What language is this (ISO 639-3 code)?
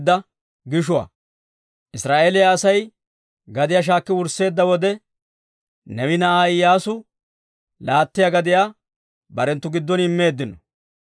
dwr